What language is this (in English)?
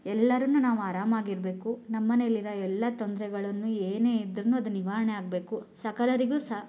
Kannada